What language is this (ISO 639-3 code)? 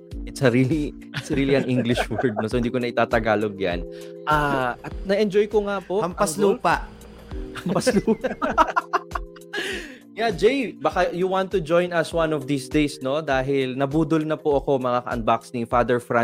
fil